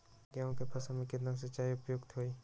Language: Magahi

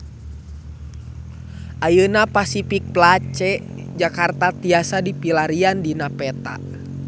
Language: Sundanese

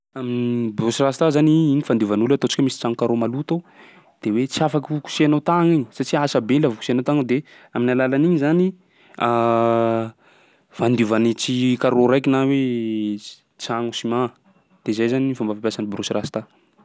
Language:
Sakalava Malagasy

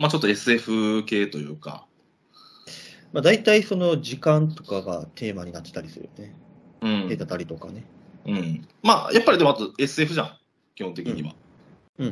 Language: Japanese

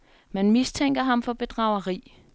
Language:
Danish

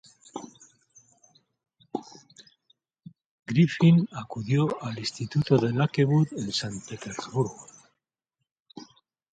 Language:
Spanish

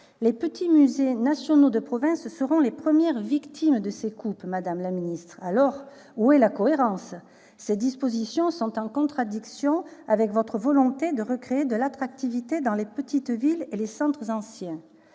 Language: French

